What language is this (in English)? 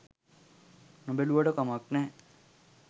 Sinhala